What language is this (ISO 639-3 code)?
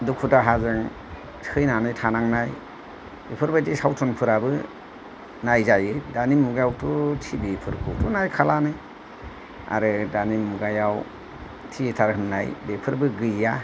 brx